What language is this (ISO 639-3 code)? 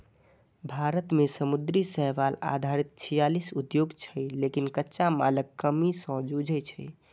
mai